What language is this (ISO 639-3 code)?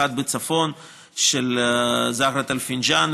heb